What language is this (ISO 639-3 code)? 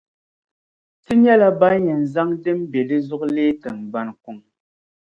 dag